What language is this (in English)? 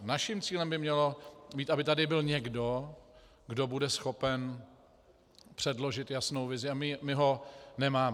Czech